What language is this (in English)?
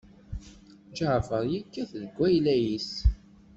Kabyle